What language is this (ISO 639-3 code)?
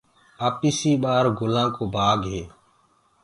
ggg